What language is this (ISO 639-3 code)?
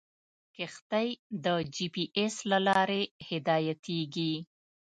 pus